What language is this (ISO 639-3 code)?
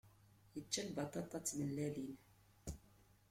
kab